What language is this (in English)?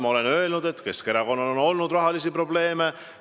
Estonian